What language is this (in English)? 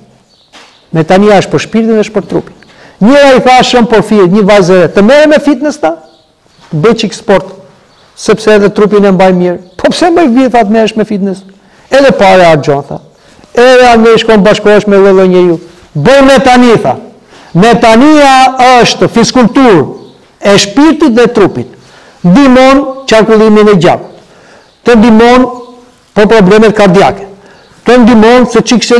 Romanian